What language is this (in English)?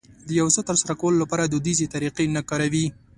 Pashto